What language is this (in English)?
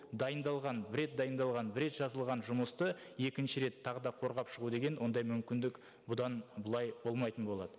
Kazakh